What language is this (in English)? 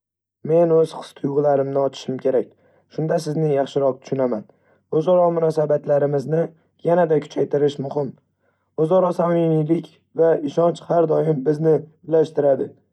Uzbek